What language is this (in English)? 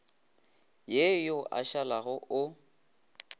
Northern Sotho